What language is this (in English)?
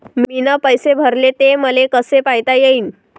Marathi